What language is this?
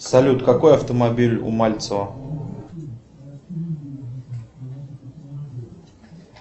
Russian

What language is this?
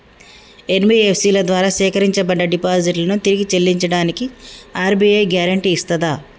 Telugu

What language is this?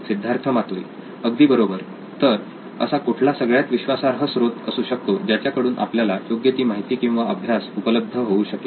Marathi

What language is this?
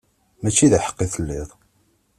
Kabyle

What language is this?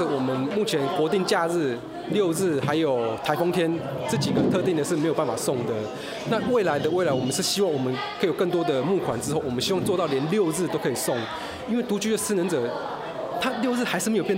Chinese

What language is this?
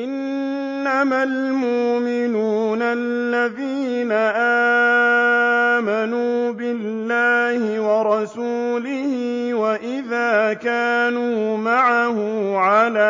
Arabic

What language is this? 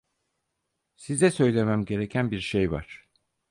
Turkish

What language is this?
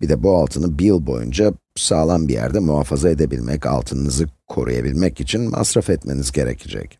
Turkish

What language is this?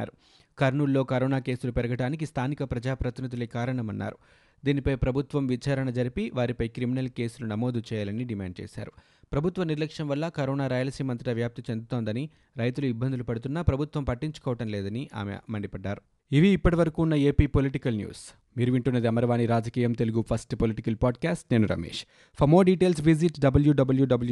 Telugu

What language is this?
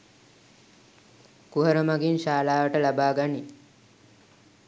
Sinhala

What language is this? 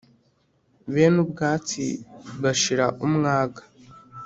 Kinyarwanda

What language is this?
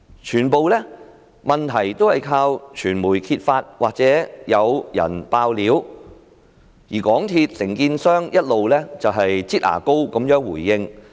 Cantonese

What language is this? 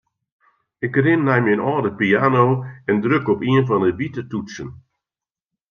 Western Frisian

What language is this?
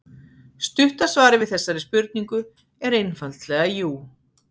Icelandic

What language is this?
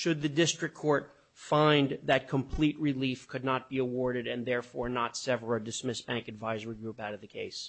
English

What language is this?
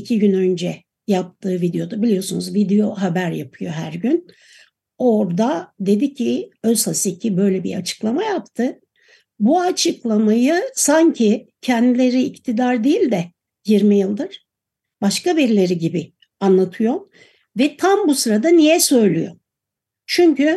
Turkish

